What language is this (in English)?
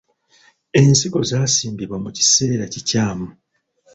Ganda